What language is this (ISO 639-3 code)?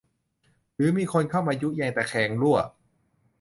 tha